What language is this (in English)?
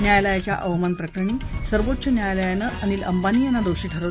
Marathi